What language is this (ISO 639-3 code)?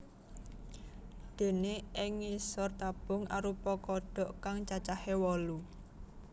jav